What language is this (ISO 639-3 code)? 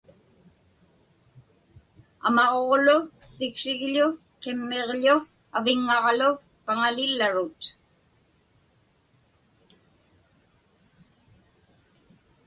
ipk